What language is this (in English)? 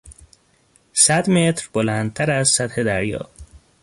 Persian